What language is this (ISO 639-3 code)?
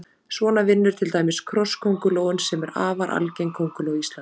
isl